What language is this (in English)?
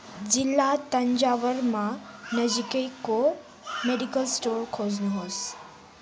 Nepali